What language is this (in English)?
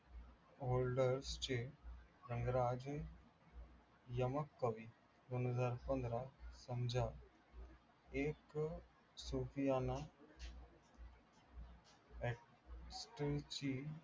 Marathi